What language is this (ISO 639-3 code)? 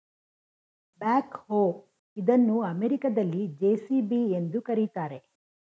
kan